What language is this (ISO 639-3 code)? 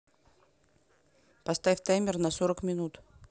rus